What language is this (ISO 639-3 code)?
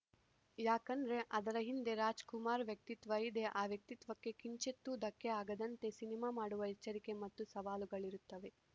kan